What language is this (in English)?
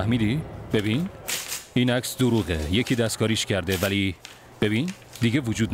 Persian